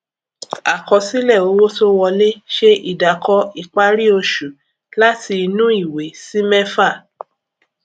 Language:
Yoruba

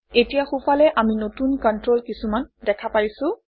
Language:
Assamese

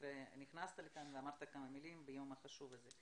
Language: Hebrew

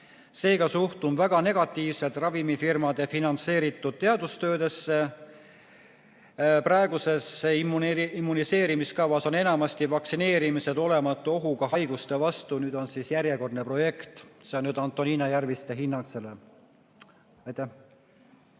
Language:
Estonian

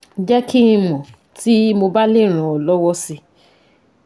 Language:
Yoruba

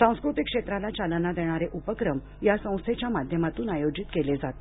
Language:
Marathi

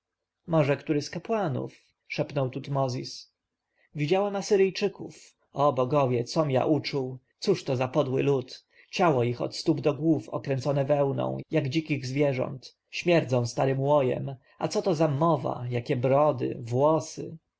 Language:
Polish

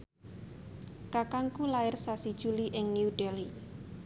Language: Javanese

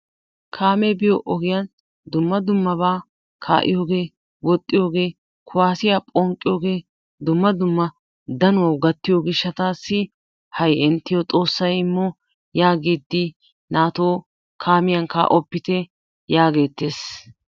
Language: Wolaytta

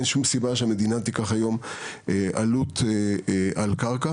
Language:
Hebrew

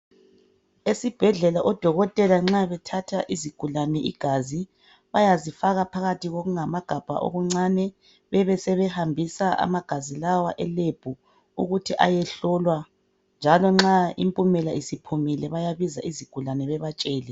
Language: North Ndebele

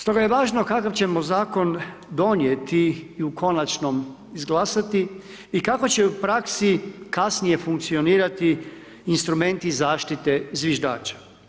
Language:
Croatian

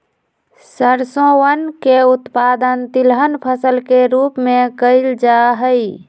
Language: Magahi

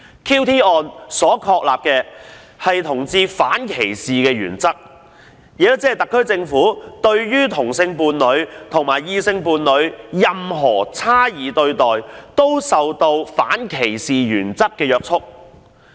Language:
Cantonese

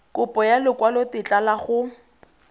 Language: Tswana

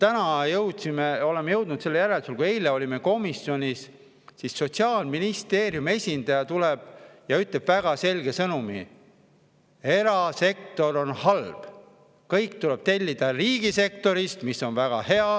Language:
Estonian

